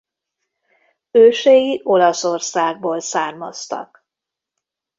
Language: Hungarian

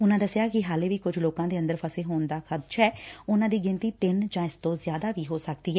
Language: Punjabi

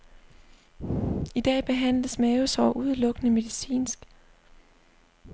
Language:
Danish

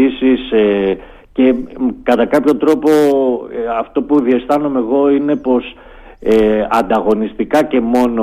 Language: Greek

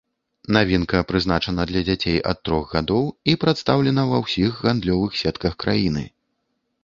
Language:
Belarusian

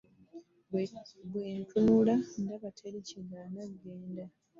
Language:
Ganda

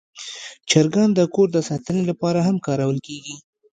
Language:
Pashto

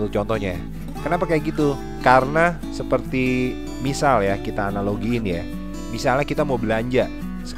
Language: Indonesian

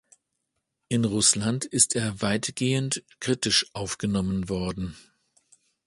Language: German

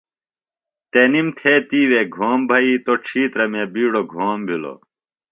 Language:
Phalura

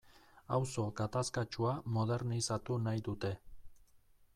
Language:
Basque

